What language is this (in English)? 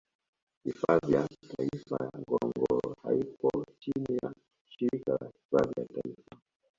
Swahili